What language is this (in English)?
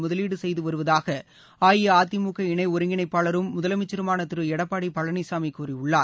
Tamil